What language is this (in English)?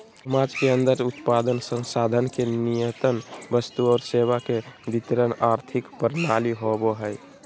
Magahi